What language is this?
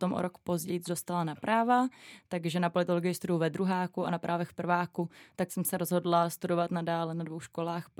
Czech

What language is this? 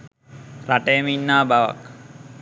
Sinhala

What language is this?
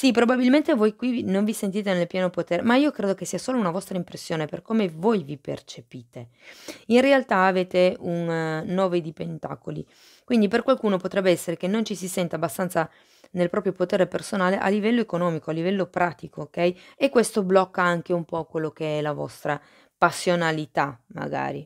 Italian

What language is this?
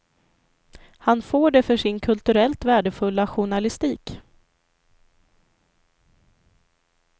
Swedish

